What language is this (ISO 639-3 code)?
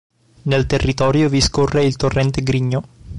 ita